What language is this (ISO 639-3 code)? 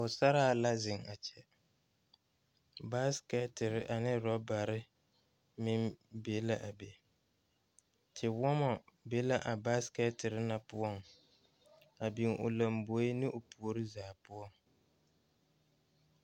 dga